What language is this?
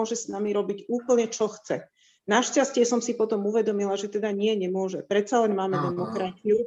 Slovak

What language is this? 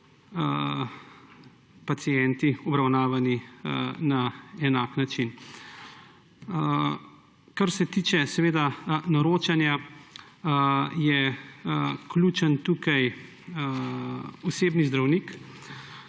Slovenian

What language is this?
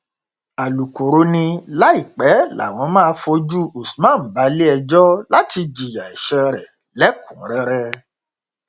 Yoruba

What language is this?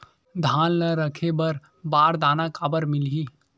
Chhattisgarhi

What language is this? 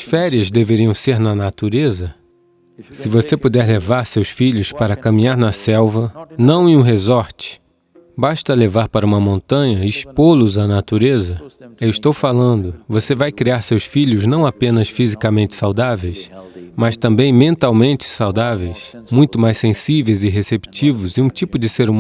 Portuguese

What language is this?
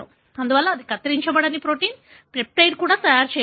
Telugu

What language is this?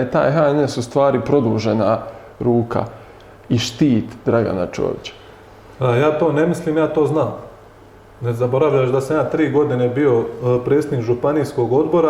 Croatian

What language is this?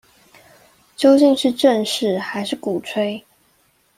Chinese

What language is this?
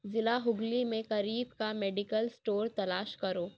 Urdu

